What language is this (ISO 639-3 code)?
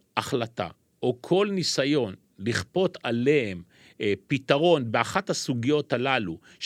heb